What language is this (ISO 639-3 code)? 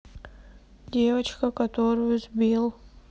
rus